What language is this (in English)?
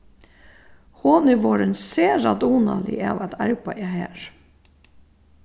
Faroese